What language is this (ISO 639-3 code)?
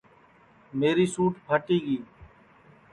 ssi